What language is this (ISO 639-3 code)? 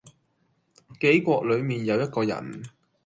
yue